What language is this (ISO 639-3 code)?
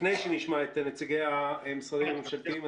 heb